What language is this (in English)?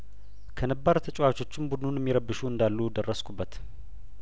Amharic